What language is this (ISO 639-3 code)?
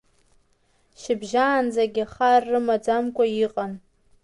abk